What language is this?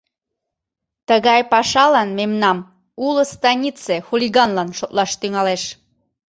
Mari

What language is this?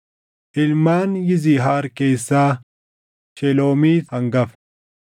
Oromo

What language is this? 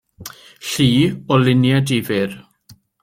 Welsh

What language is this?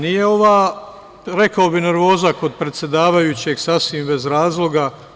Serbian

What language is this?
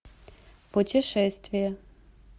Russian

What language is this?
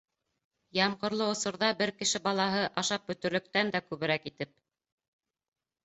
Bashkir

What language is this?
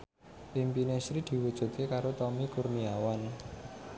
Javanese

